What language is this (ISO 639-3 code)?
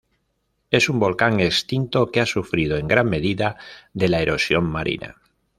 spa